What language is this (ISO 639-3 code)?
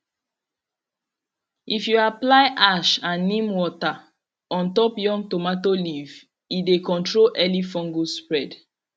pcm